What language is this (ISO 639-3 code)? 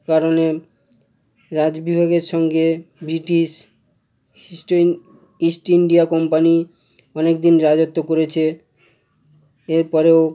ben